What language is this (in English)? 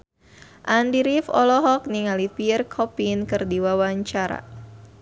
Sundanese